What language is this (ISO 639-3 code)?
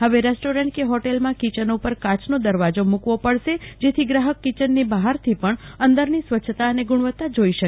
guj